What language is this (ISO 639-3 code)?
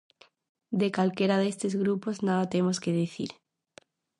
glg